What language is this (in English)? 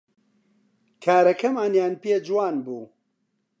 Central Kurdish